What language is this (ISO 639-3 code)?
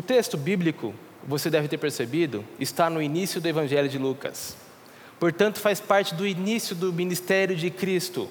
por